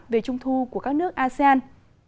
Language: Vietnamese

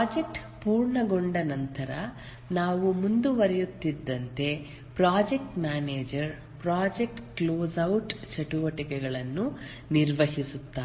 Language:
Kannada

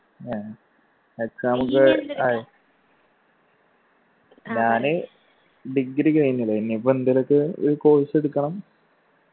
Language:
Malayalam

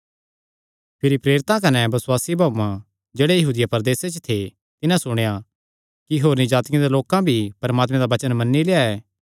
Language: Kangri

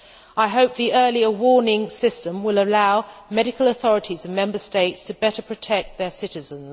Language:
English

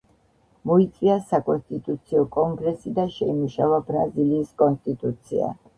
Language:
Georgian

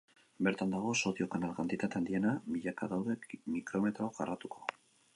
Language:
Basque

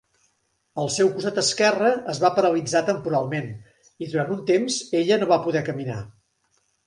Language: Catalan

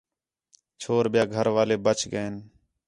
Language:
Khetrani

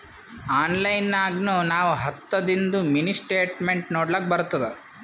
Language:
Kannada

